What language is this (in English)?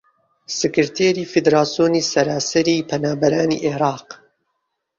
Central Kurdish